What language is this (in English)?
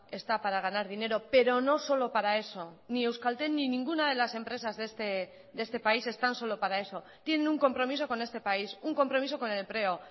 Spanish